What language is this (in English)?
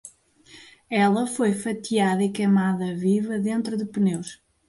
Portuguese